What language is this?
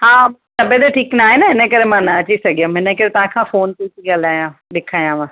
Sindhi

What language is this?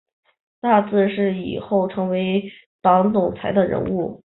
Chinese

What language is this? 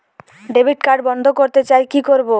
Bangla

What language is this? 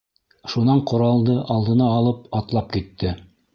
Bashkir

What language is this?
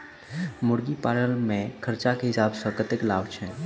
Maithili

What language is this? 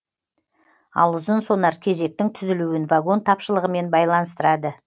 Kazakh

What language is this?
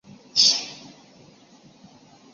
Chinese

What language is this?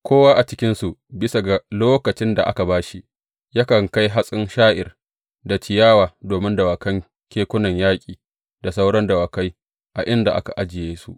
Hausa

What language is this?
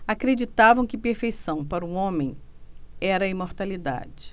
Portuguese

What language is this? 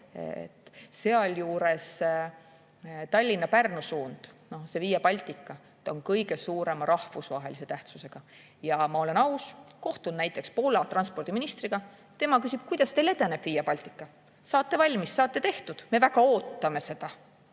Estonian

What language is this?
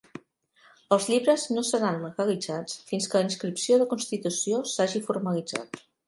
Catalan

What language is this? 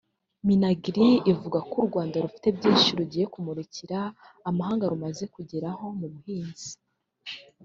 Kinyarwanda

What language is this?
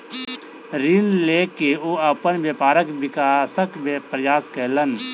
Maithili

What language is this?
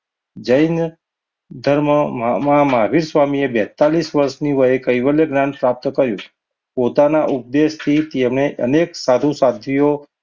Gujarati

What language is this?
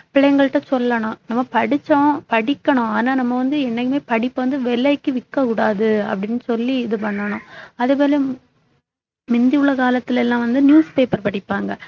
Tamil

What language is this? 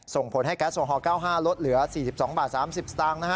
Thai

